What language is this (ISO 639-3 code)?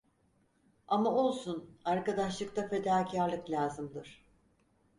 tur